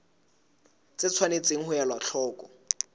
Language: Southern Sotho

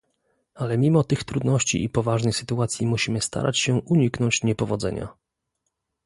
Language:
Polish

